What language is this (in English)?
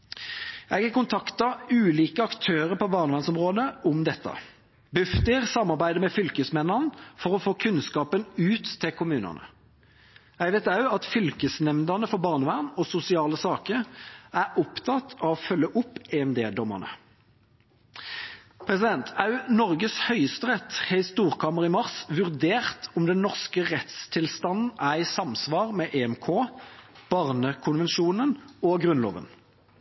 Norwegian Bokmål